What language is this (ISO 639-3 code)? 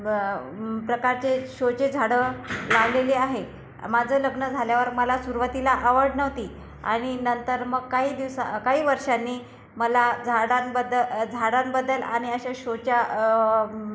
mar